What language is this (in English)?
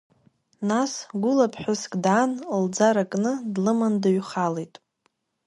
Abkhazian